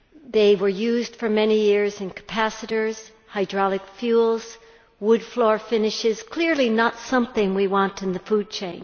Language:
English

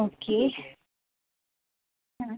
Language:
Malayalam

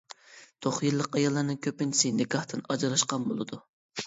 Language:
Uyghur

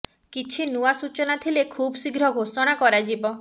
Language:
Odia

